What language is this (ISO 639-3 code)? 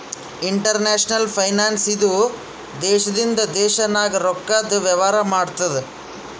kan